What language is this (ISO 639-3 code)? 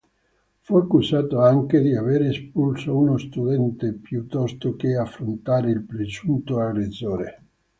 ita